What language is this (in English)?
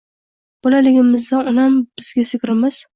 Uzbek